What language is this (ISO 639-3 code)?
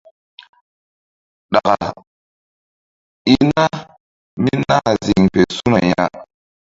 mdd